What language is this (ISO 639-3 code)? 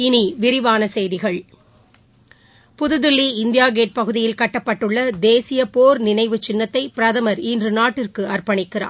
tam